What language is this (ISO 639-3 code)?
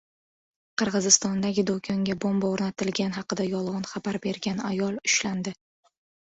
uzb